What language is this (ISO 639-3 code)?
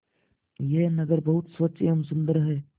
hin